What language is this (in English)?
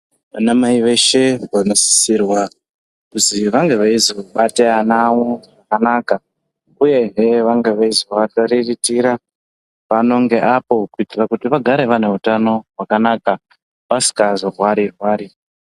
Ndau